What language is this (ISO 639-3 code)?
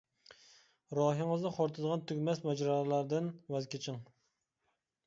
uig